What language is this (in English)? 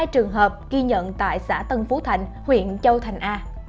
Vietnamese